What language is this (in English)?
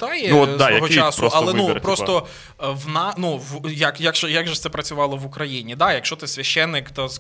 Ukrainian